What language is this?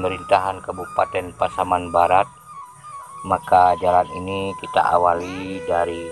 Indonesian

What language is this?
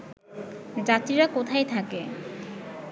Bangla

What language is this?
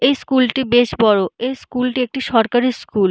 Bangla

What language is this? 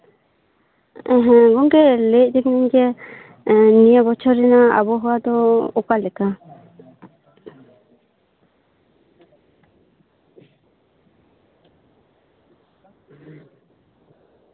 Santali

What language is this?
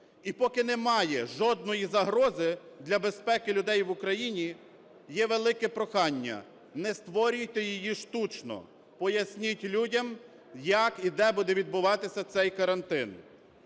Ukrainian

